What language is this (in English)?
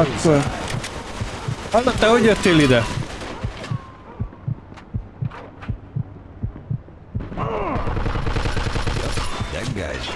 Hungarian